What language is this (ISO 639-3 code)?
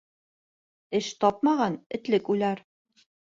bak